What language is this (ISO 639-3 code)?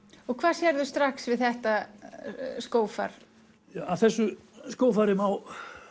isl